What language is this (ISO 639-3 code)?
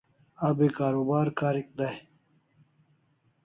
kls